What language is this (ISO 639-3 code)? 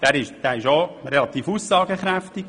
gsw